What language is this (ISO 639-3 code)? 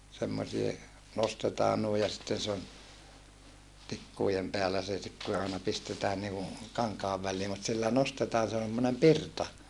fin